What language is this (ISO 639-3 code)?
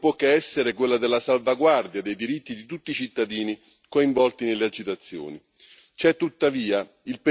ita